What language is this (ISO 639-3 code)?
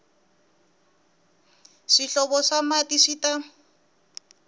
tso